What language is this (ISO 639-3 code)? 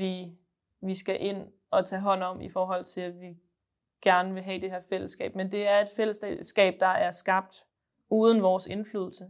dan